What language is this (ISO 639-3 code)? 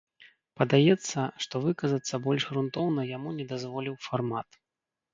bel